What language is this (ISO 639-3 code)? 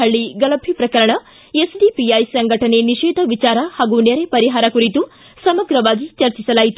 kan